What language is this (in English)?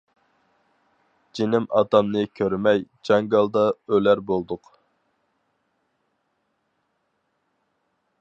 Uyghur